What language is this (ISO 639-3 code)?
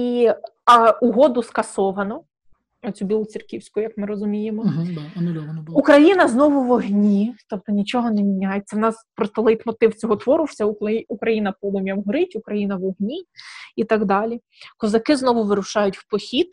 ukr